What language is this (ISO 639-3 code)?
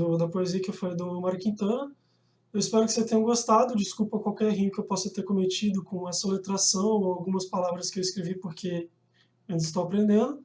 por